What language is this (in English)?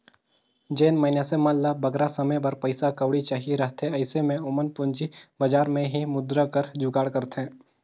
Chhattisgarhi